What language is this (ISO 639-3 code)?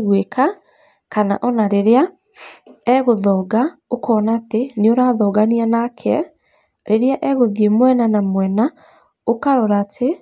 kik